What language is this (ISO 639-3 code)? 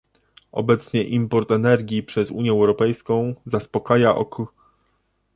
pol